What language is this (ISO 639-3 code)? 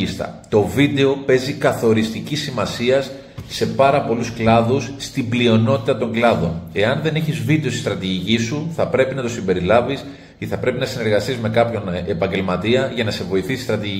ell